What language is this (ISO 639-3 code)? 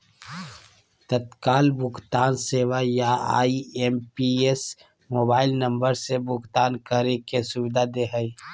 mag